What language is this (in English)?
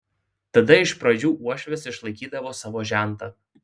Lithuanian